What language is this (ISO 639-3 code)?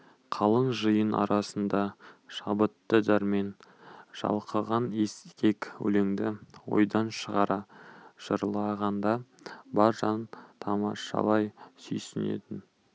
kaz